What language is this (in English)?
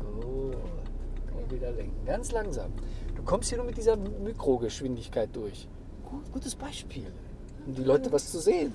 German